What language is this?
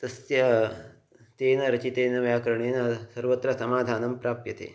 Sanskrit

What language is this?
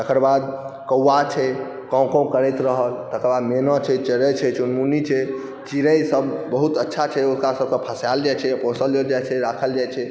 Maithili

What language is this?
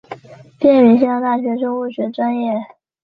Chinese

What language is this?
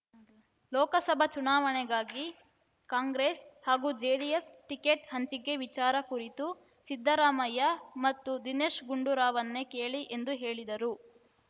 Kannada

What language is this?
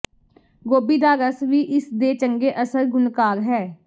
Punjabi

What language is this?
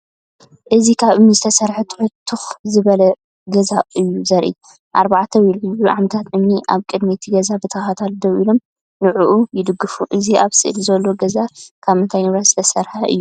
Tigrinya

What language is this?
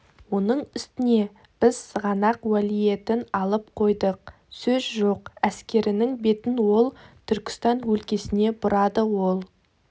Kazakh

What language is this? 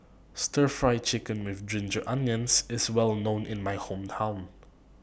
English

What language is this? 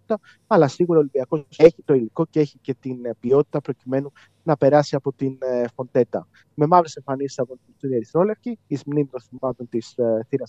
Greek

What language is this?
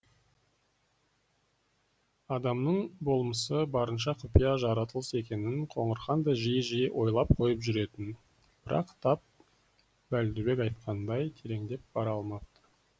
Kazakh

